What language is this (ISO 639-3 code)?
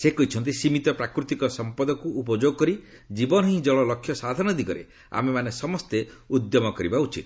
ori